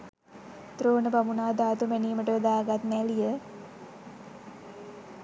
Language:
Sinhala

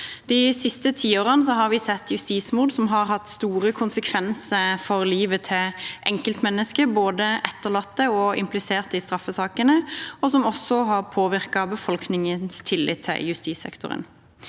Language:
Norwegian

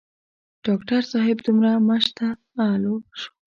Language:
Pashto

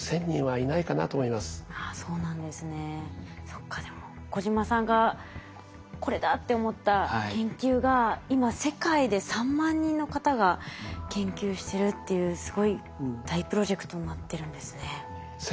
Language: Japanese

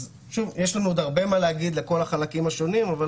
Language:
Hebrew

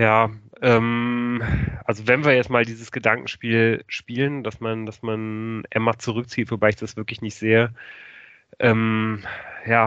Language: German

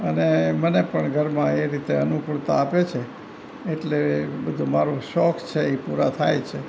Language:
Gujarati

